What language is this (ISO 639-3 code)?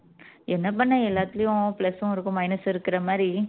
tam